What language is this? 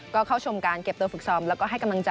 Thai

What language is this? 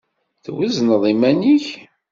Kabyle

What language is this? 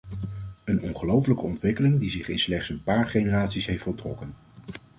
Dutch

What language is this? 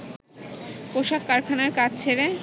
Bangla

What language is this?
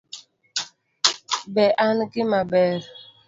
Luo (Kenya and Tanzania)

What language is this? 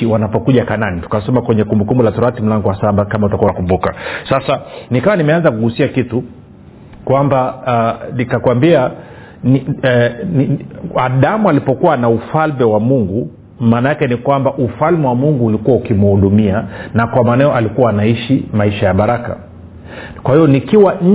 Swahili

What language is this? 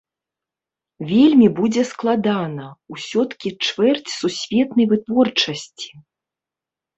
Belarusian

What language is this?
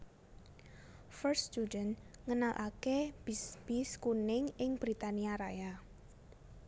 Javanese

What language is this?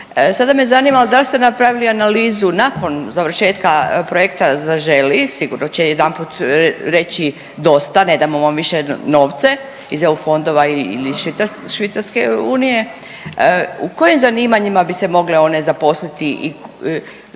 Croatian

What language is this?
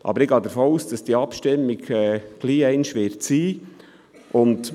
Swiss German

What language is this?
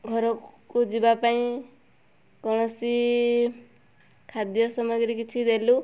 Odia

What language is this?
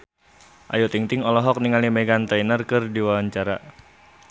Sundanese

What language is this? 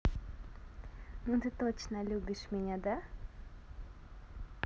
Russian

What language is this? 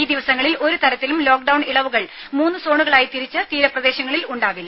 Malayalam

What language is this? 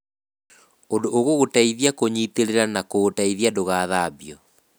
Kikuyu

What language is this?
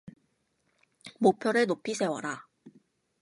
Korean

